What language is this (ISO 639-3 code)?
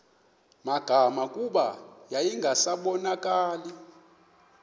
xho